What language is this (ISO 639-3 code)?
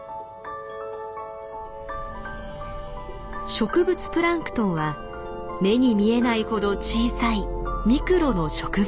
jpn